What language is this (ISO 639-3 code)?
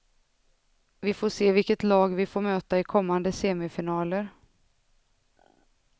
swe